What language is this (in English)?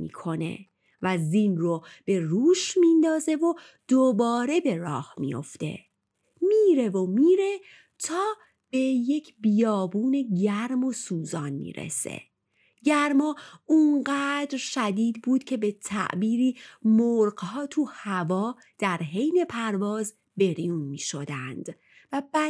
Persian